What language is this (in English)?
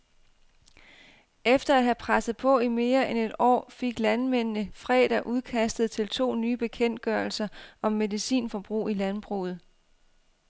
Danish